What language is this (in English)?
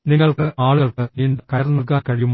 Malayalam